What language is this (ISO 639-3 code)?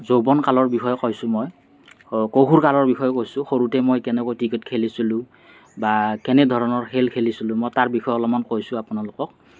asm